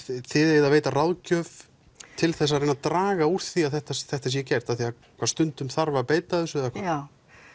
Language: Icelandic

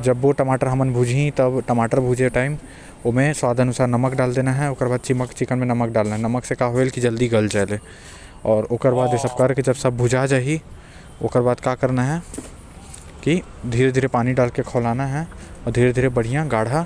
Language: Korwa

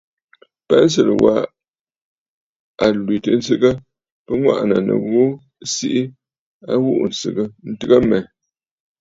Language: Bafut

